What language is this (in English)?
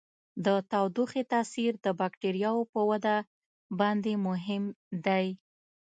Pashto